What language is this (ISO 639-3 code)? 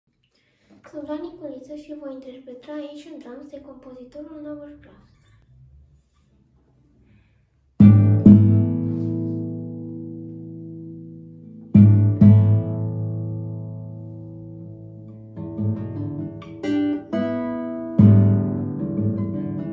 ron